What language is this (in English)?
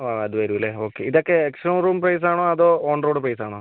Malayalam